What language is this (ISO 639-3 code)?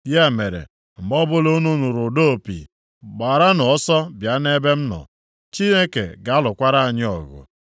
ibo